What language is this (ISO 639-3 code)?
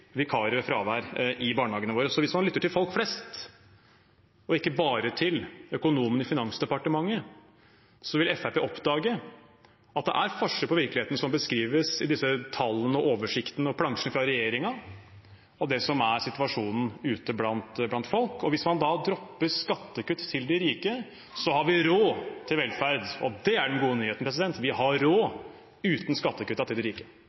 nob